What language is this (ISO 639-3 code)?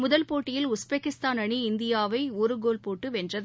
tam